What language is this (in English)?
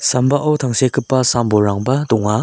Garo